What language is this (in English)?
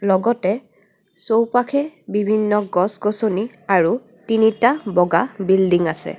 Assamese